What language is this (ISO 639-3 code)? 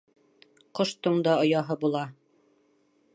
bak